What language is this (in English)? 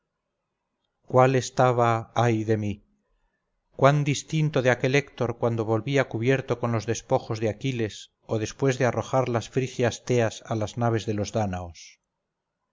Spanish